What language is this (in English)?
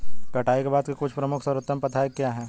Hindi